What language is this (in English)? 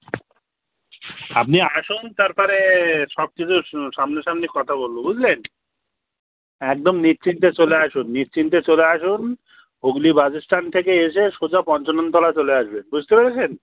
Bangla